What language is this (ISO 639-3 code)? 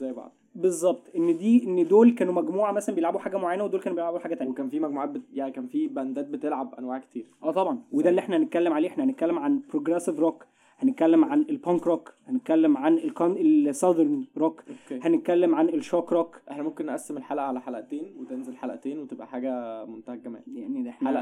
ara